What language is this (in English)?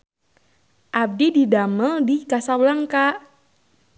Sundanese